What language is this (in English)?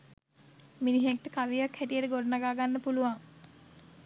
Sinhala